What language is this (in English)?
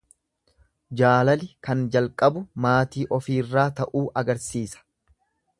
Oromo